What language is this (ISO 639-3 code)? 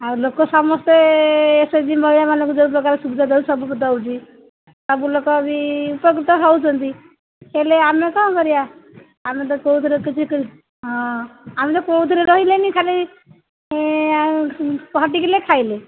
ori